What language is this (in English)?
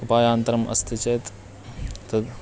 Sanskrit